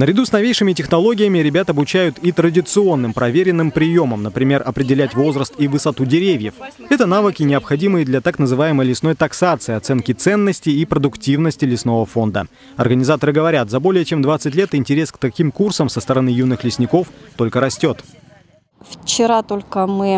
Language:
Russian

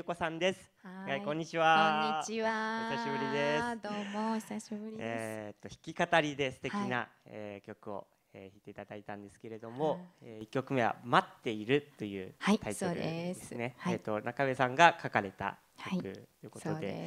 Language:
Japanese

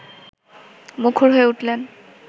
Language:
Bangla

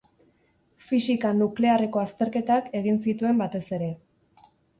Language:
Basque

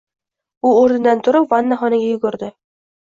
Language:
Uzbek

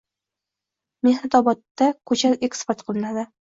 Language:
Uzbek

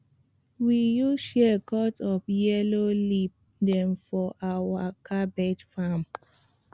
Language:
Nigerian Pidgin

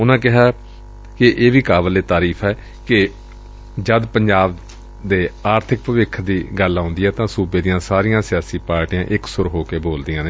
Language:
Punjabi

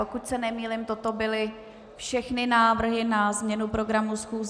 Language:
Czech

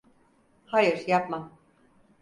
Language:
Turkish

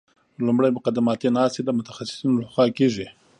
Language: Pashto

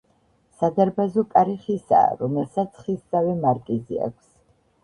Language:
Georgian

